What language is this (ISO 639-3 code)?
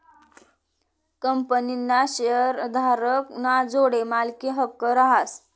mar